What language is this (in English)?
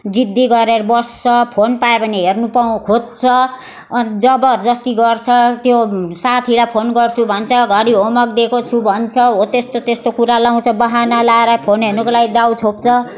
Nepali